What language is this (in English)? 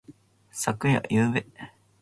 Japanese